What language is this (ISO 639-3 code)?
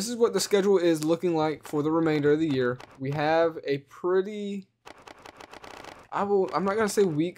eng